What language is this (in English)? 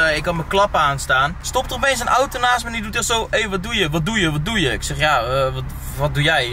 Dutch